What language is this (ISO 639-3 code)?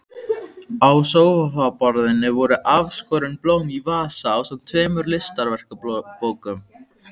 isl